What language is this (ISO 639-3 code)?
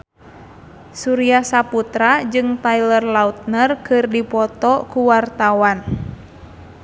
sun